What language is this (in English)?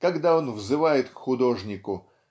Russian